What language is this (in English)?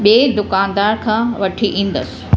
Sindhi